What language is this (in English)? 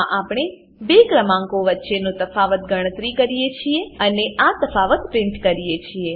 Gujarati